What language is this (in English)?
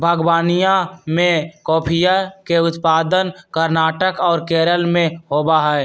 Magahi